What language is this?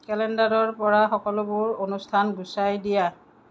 Assamese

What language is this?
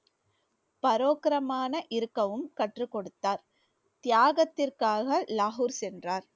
Tamil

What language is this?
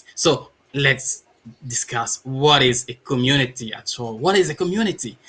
English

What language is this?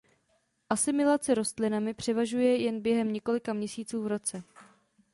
Czech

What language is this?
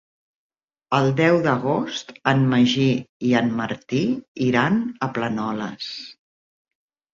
Catalan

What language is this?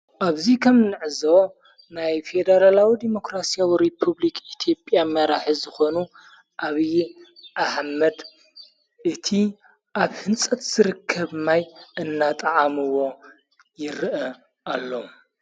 Tigrinya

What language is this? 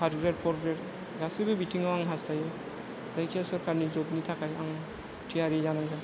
Bodo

